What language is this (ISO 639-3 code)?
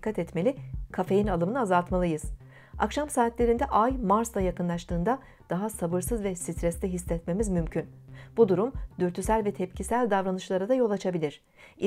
tur